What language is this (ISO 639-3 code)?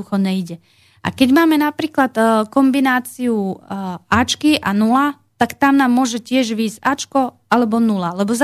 slk